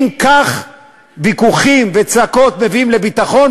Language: Hebrew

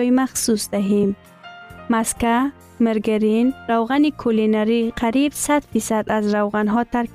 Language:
Persian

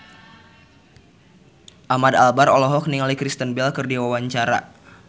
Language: Sundanese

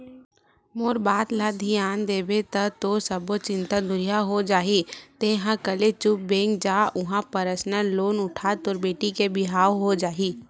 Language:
Chhattisgarhi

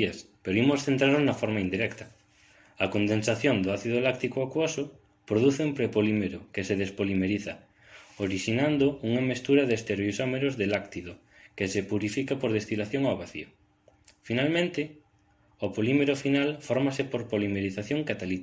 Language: Galician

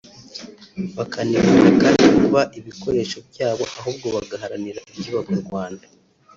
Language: Kinyarwanda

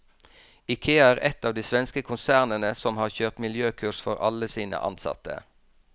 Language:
Norwegian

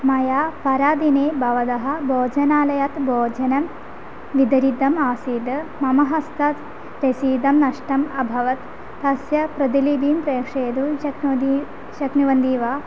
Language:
Sanskrit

